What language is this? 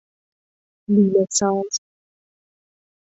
Persian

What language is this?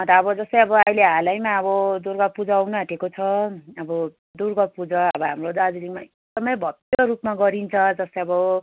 Nepali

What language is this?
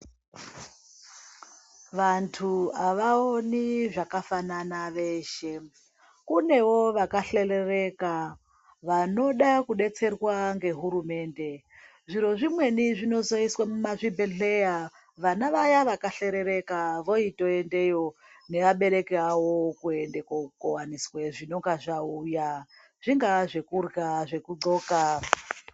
Ndau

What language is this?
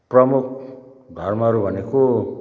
Nepali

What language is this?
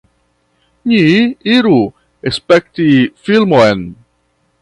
Esperanto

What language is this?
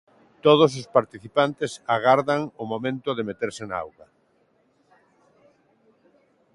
Galician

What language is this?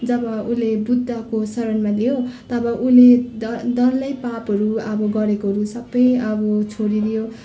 Nepali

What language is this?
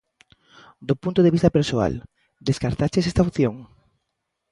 Galician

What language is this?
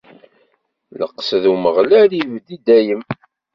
Kabyle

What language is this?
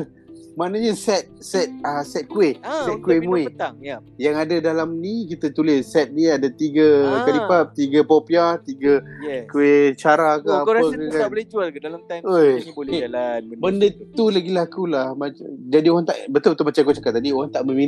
Malay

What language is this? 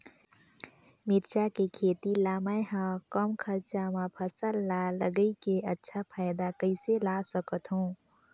Chhattisgarhi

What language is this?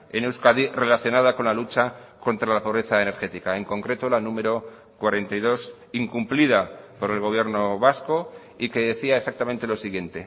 Spanish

